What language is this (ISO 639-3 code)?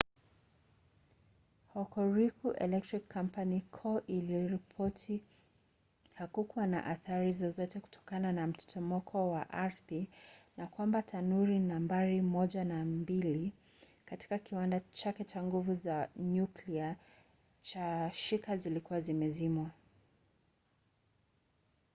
swa